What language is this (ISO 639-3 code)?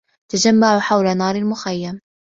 ara